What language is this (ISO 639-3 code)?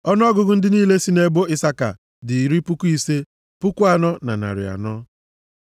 ibo